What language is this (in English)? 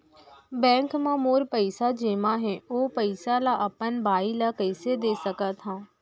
Chhattisgarhi